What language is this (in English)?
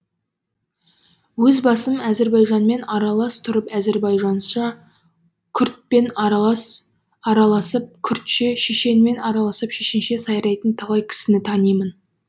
Kazakh